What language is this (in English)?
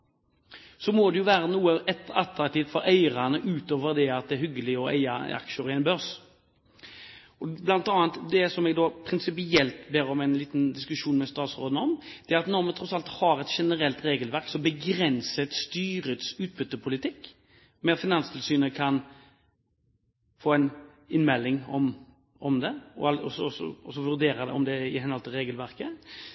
Norwegian Bokmål